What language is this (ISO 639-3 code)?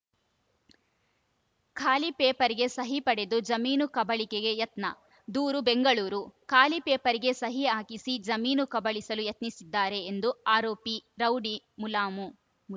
kan